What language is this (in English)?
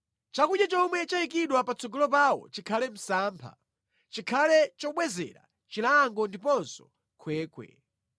Nyanja